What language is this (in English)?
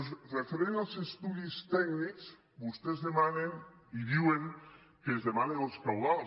Catalan